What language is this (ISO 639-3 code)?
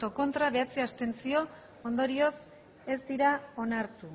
eus